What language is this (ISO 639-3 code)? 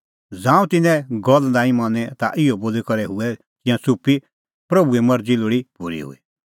kfx